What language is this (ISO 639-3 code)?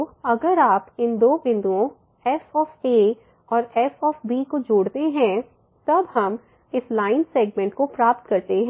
hin